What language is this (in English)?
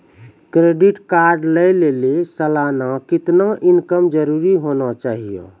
Maithili